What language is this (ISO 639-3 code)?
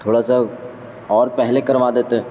urd